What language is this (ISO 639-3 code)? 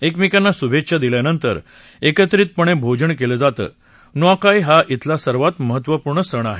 mar